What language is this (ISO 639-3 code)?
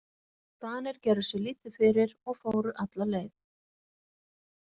isl